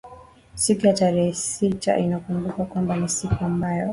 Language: Swahili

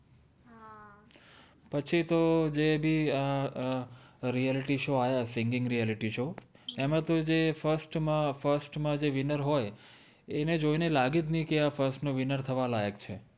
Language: Gujarati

